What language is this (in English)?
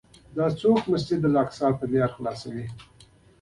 Pashto